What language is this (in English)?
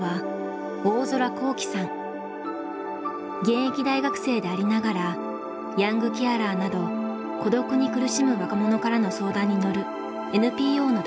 Japanese